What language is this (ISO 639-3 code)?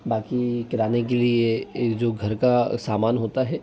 hin